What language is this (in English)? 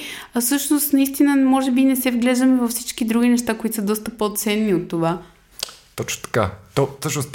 Bulgarian